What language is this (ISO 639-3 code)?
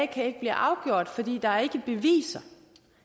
dan